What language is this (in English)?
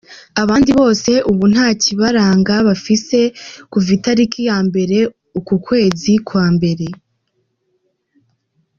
Kinyarwanda